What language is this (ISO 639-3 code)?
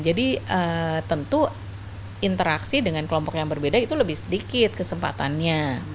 ind